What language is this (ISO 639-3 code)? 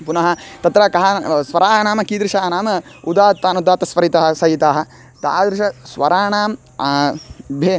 san